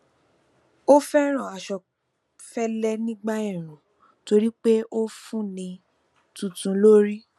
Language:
Yoruba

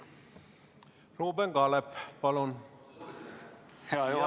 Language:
Estonian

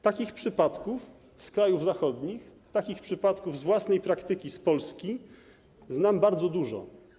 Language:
Polish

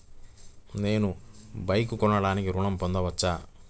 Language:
Telugu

